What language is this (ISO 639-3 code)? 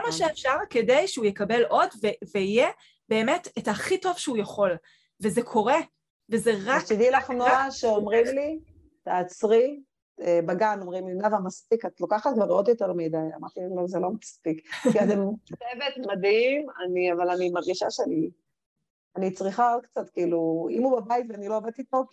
heb